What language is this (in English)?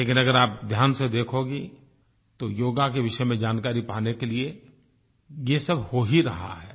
Hindi